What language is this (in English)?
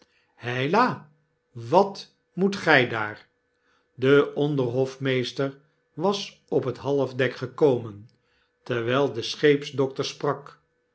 Dutch